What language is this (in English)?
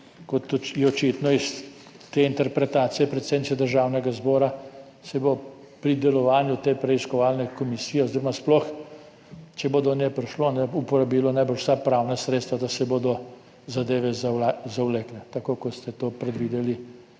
Slovenian